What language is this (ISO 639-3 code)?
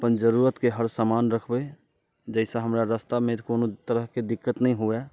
mai